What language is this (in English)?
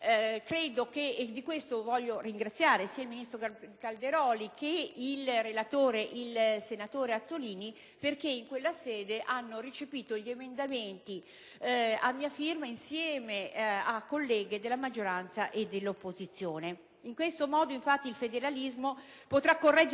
Italian